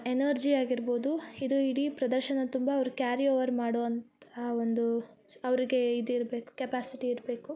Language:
Kannada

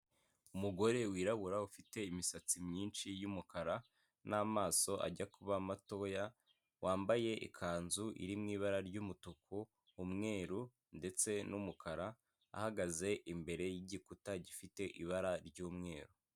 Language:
Kinyarwanda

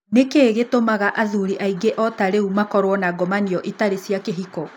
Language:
Kikuyu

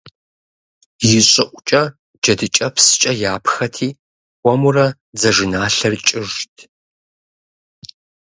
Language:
Kabardian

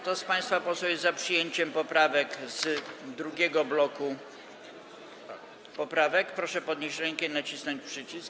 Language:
Polish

